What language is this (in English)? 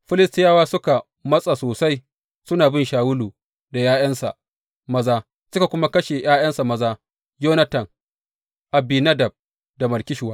Hausa